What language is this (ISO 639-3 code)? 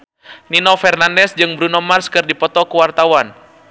sun